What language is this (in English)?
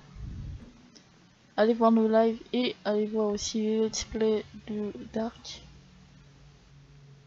French